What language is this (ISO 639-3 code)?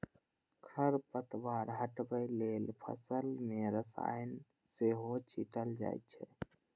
mai